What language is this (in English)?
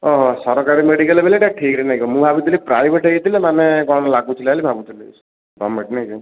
Odia